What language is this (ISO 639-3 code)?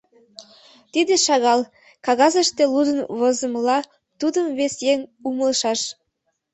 chm